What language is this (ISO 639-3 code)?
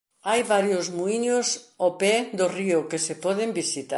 glg